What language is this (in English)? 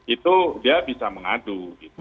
Indonesian